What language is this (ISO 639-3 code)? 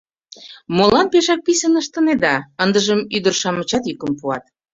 chm